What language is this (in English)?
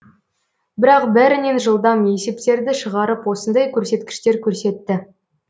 Kazakh